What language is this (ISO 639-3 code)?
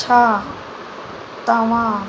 snd